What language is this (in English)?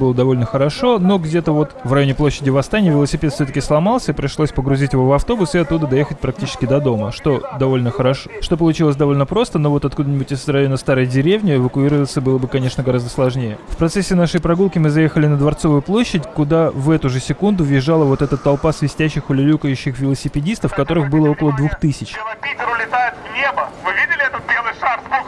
Russian